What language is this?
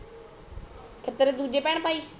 Punjabi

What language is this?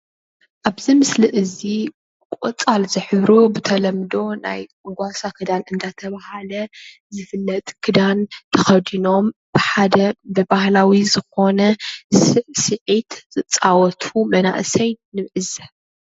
Tigrinya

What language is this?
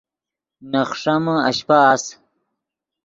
Yidgha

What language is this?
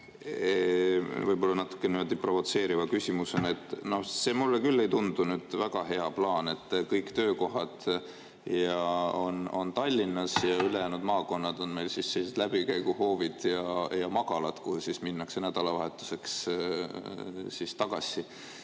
Estonian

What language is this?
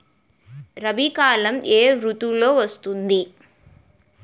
Telugu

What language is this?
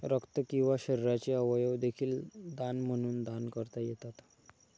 Marathi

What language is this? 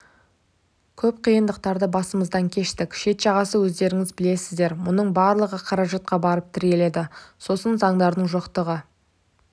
Kazakh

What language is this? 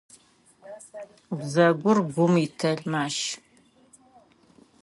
Adyghe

